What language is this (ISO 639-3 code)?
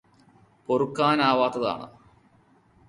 mal